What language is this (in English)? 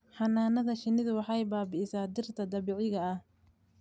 Somali